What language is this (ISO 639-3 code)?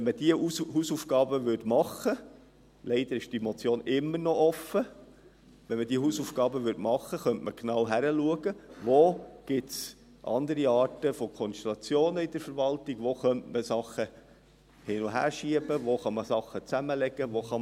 gsw